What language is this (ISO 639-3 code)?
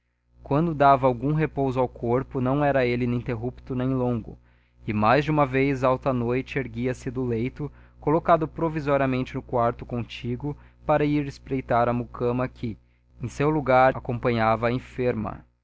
por